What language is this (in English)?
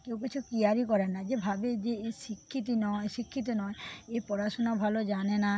Bangla